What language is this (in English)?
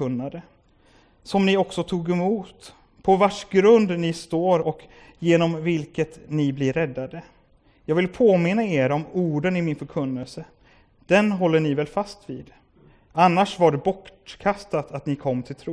Swedish